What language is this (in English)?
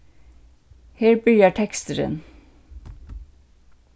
Faroese